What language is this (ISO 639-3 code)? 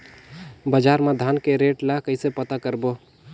hne